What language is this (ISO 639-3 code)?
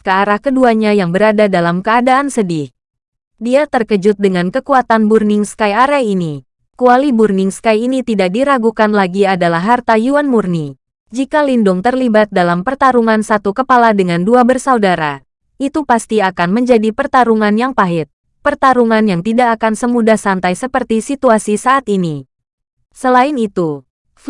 ind